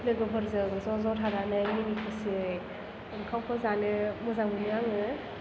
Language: Bodo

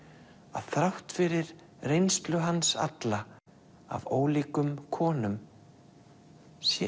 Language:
Icelandic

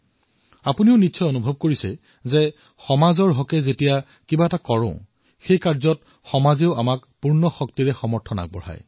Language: Assamese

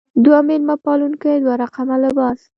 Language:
Pashto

